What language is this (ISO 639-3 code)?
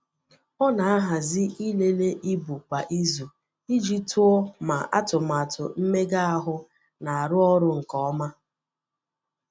ibo